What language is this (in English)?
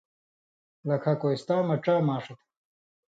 Indus Kohistani